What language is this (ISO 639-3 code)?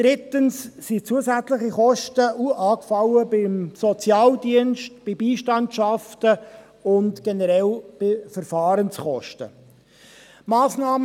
gsw